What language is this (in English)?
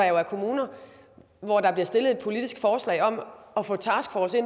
Danish